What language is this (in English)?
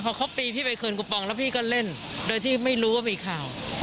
Thai